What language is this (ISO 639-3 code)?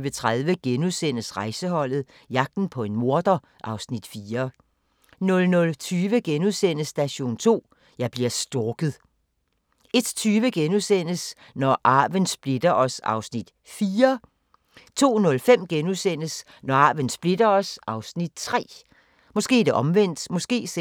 dan